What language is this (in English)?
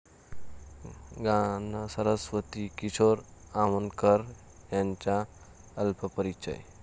Marathi